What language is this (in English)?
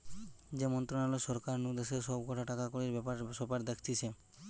Bangla